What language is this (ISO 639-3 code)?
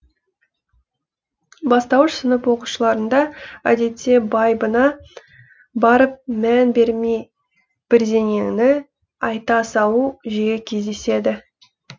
kaz